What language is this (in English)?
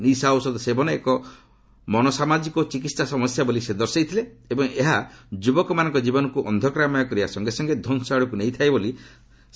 Odia